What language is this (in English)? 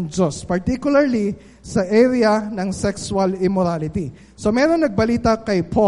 Filipino